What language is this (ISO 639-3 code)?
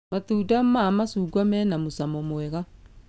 kik